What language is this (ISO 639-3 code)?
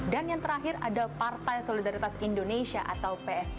ind